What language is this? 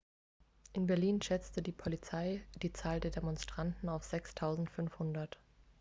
German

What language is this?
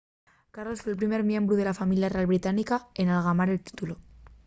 Asturian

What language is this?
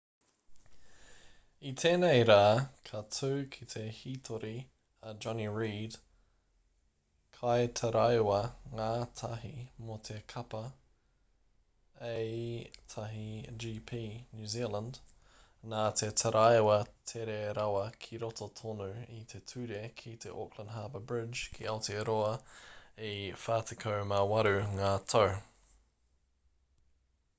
Māori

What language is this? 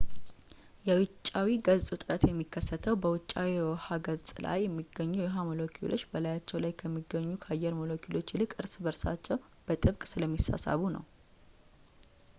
Amharic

